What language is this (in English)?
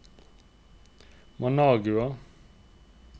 Norwegian